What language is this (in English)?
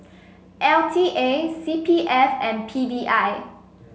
English